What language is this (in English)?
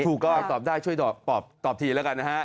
Thai